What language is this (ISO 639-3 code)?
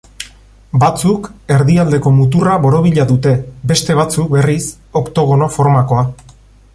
eus